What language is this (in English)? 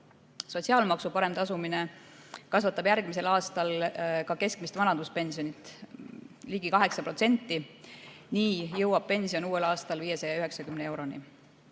Estonian